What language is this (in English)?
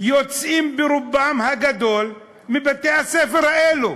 Hebrew